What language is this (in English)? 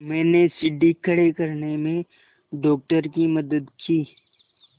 Hindi